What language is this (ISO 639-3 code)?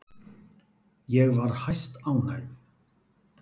isl